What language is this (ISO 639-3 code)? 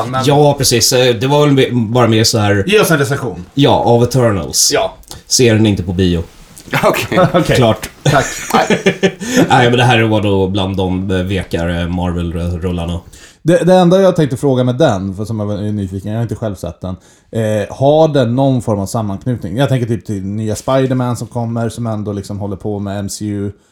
swe